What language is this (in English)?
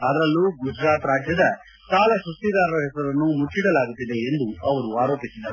Kannada